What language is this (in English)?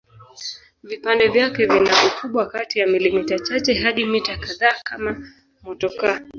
Swahili